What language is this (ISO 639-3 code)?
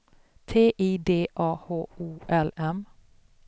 swe